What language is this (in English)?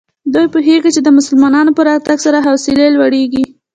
Pashto